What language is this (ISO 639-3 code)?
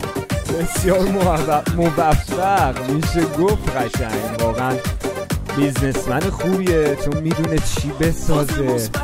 fas